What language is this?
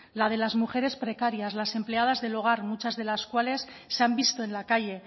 Spanish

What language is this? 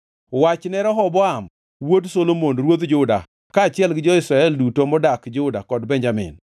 Luo (Kenya and Tanzania)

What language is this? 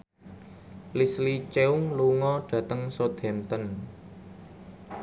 Javanese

